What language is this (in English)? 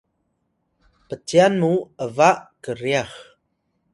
Atayal